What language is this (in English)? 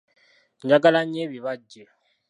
Ganda